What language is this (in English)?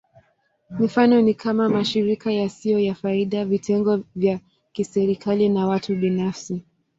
Swahili